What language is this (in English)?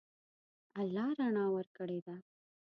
Pashto